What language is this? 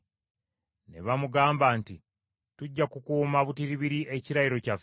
Ganda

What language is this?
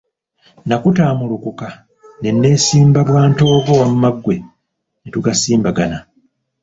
Ganda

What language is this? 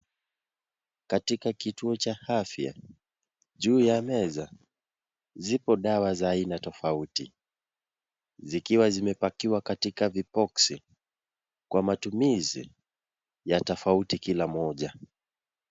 Swahili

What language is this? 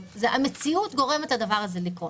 Hebrew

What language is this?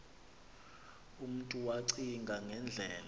Xhosa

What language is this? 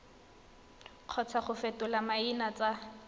Tswana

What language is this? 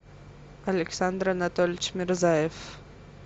Russian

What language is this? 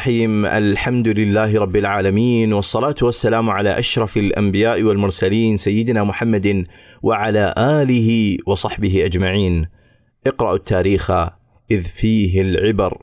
Arabic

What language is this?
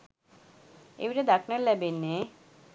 Sinhala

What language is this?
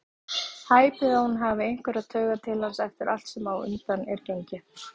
Icelandic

